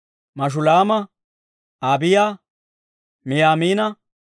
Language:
Dawro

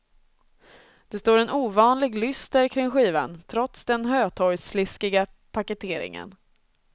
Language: Swedish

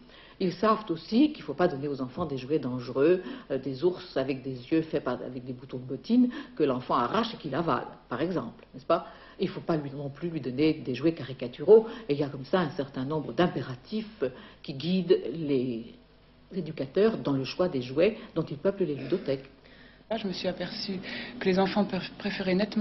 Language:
French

